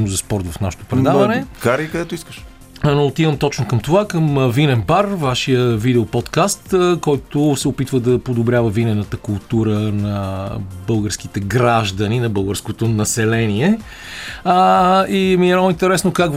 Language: Bulgarian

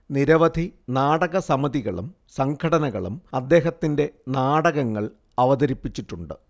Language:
Malayalam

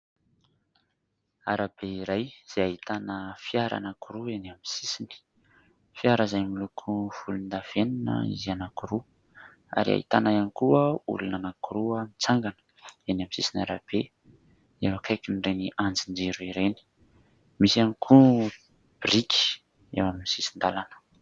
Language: Malagasy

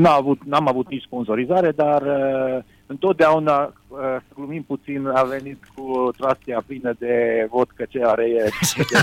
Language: Romanian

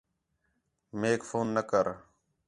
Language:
Khetrani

